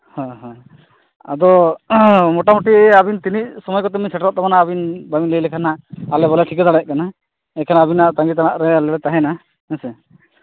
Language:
Santali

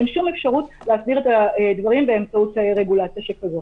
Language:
Hebrew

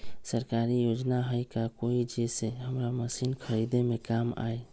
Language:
Magahi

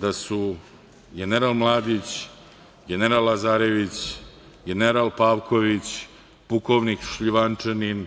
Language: Serbian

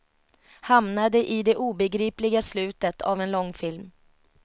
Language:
Swedish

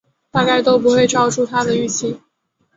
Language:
Chinese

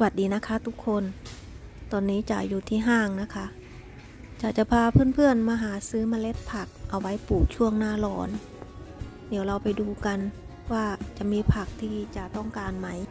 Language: Thai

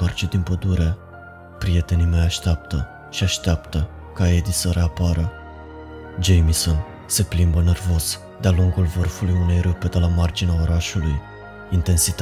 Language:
Romanian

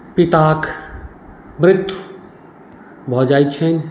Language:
Maithili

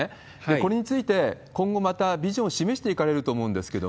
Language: Japanese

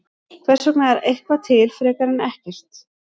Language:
Icelandic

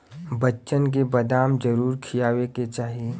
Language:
Bhojpuri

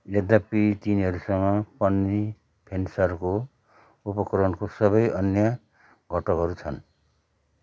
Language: Nepali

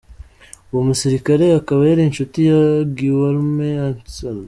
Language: Kinyarwanda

